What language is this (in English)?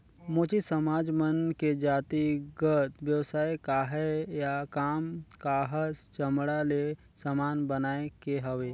Chhattisgarhi